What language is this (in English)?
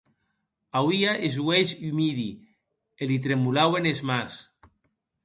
Occitan